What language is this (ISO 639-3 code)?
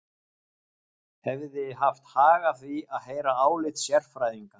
isl